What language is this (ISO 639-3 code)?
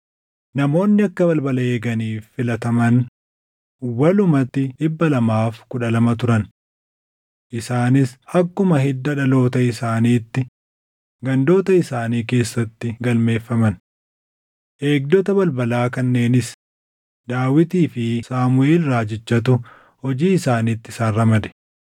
orm